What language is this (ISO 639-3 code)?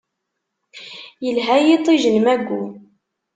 kab